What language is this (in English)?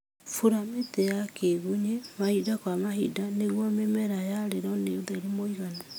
Kikuyu